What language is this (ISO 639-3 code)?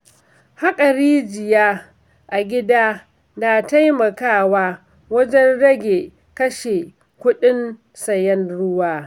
hau